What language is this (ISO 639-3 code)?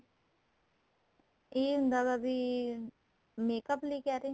pan